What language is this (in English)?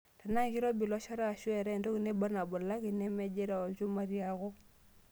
Masai